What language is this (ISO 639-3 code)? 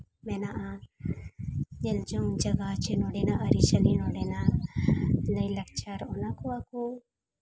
sat